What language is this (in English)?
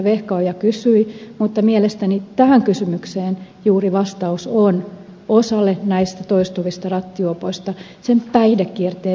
Finnish